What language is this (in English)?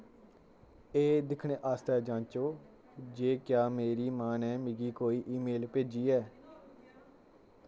Dogri